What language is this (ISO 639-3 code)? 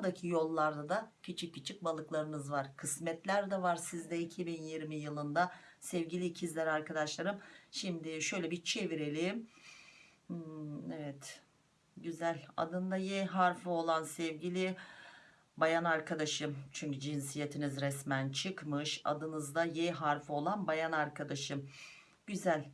tur